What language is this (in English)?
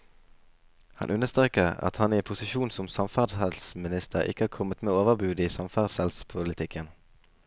Norwegian